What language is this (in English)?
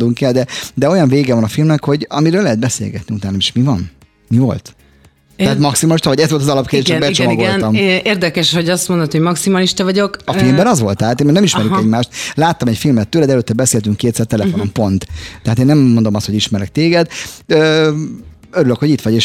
Hungarian